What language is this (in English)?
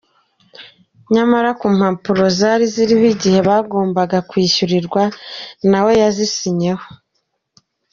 Kinyarwanda